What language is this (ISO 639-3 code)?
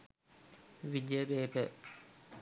sin